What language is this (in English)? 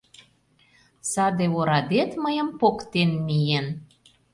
Mari